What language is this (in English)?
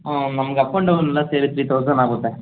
Kannada